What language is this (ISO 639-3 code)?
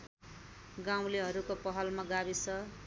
nep